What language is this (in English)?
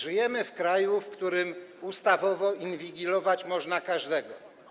Polish